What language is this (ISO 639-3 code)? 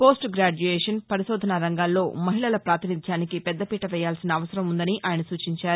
tel